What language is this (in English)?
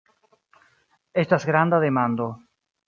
Esperanto